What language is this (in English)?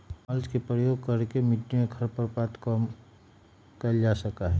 Magahi